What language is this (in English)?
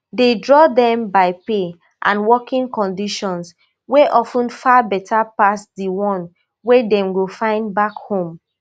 Nigerian Pidgin